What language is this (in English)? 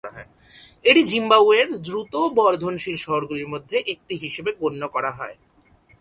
Bangla